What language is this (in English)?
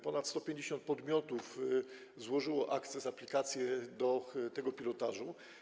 Polish